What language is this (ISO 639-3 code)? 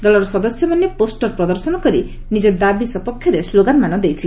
ori